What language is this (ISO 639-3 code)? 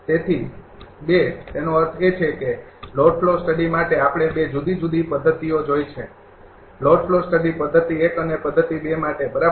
guj